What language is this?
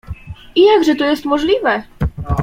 Polish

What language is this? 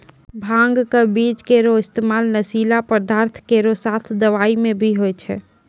Maithili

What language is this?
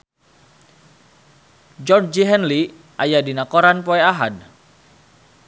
Sundanese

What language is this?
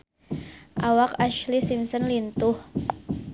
Sundanese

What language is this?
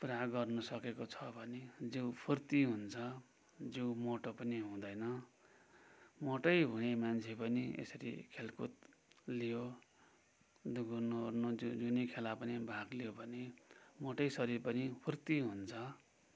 Nepali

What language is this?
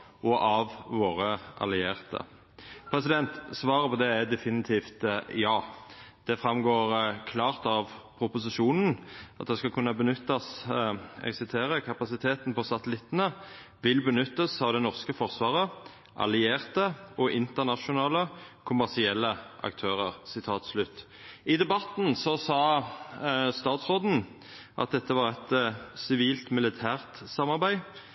Norwegian Nynorsk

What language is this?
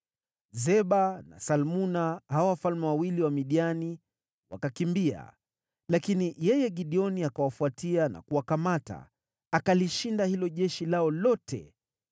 Swahili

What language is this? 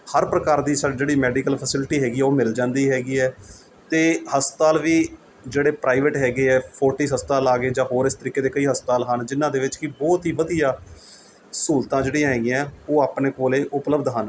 Punjabi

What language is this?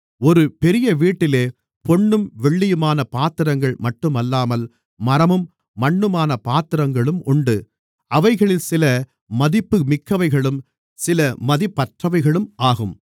Tamil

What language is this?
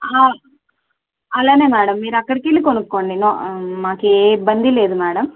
Telugu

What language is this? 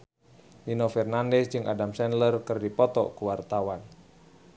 Sundanese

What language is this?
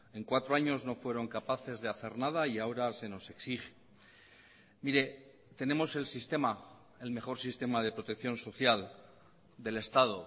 Spanish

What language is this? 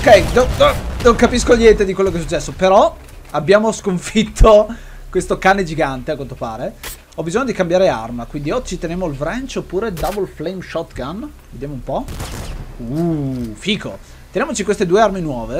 Italian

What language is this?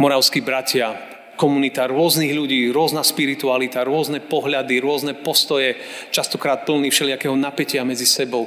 Slovak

